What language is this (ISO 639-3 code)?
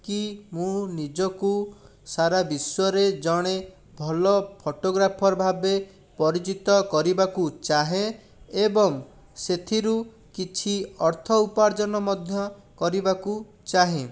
ori